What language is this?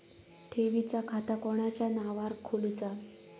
Marathi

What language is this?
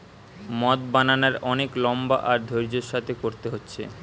Bangla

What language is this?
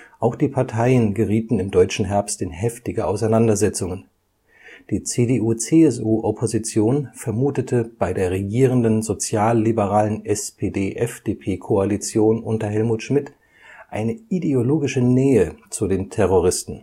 German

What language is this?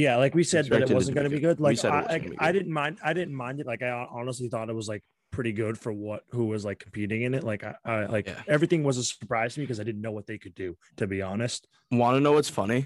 English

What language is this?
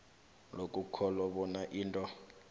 South Ndebele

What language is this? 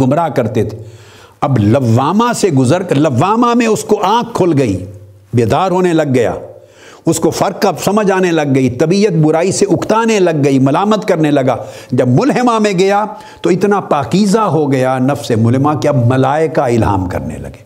Urdu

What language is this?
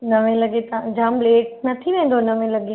Sindhi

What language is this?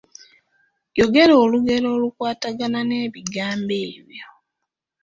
Ganda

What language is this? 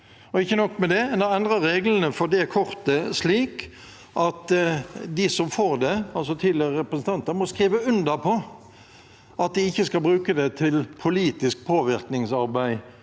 Norwegian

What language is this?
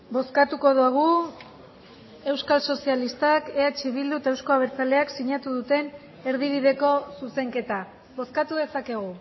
Basque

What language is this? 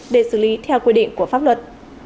Vietnamese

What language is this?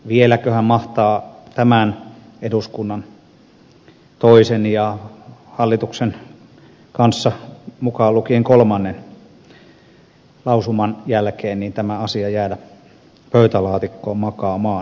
Finnish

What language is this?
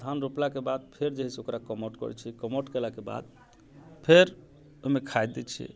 Maithili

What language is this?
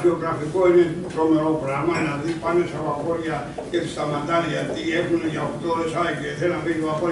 Greek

